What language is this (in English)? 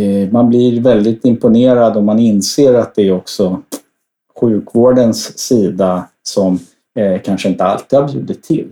Swedish